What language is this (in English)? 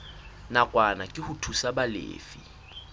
Southern Sotho